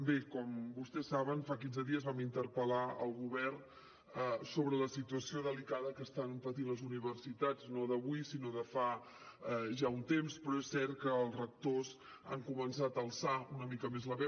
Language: Catalan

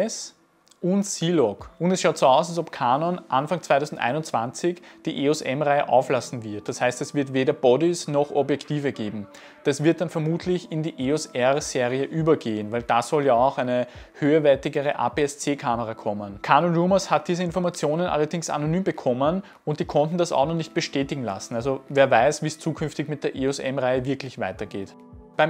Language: German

